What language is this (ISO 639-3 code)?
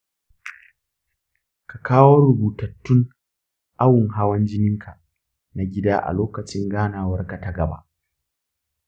hau